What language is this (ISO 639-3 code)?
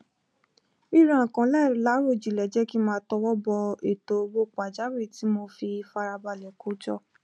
yor